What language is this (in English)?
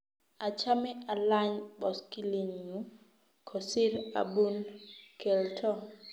Kalenjin